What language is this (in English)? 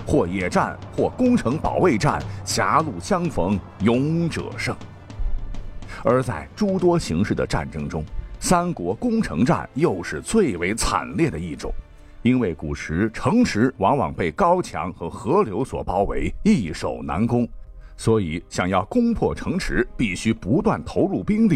Chinese